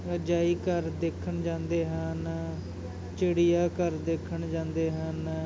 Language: Punjabi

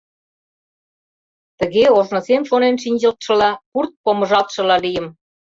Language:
Mari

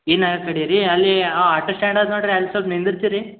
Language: Kannada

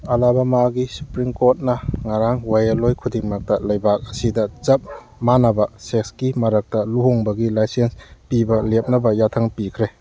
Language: Manipuri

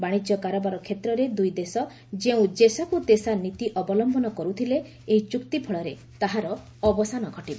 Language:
Odia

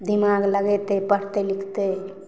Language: Maithili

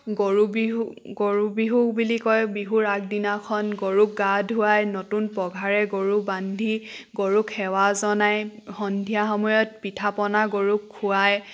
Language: Assamese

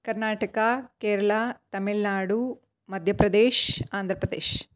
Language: Sanskrit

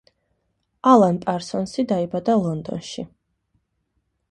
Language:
Georgian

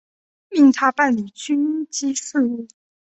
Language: Chinese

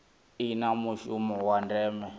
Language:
Venda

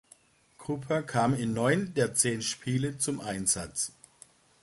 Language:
German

